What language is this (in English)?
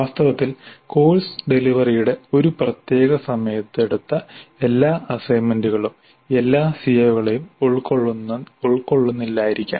Malayalam